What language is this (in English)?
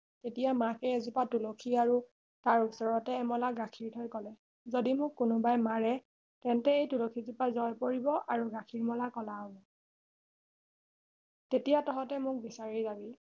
Assamese